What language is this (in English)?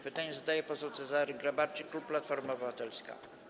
Polish